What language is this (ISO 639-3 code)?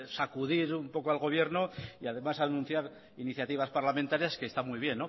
spa